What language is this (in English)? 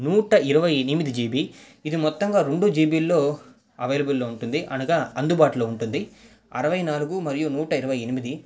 Telugu